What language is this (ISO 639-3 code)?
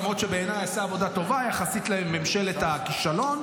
heb